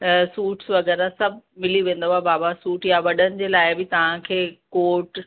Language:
Sindhi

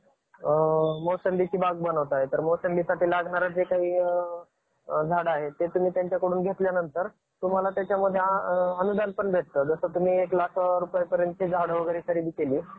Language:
Marathi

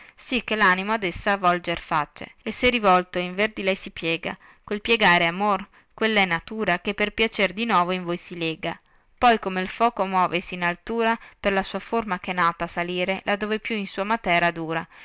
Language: Italian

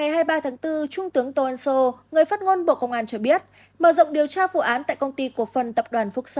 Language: Vietnamese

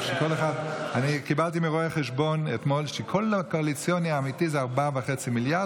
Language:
Hebrew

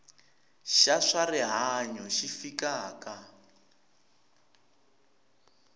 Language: Tsonga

